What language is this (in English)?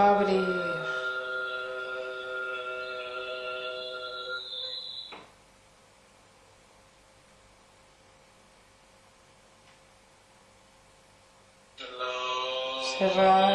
Spanish